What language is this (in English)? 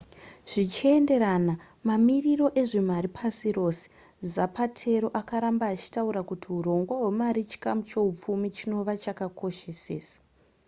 Shona